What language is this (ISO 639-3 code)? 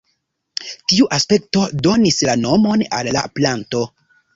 epo